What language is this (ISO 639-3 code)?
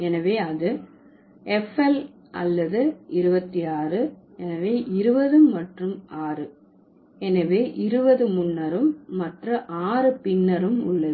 tam